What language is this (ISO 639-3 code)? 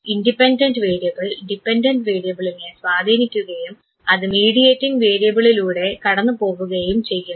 mal